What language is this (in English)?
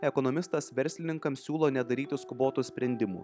Lithuanian